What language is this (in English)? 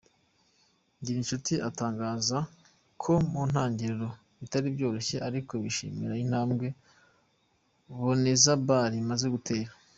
Kinyarwanda